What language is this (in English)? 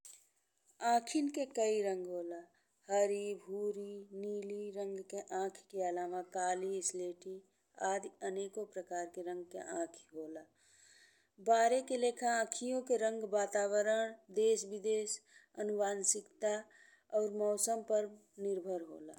Bhojpuri